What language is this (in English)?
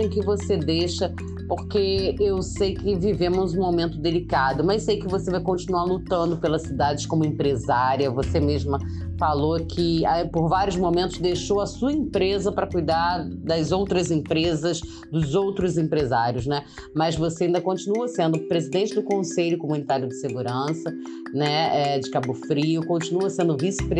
Portuguese